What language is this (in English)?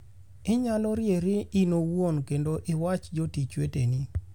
Luo (Kenya and Tanzania)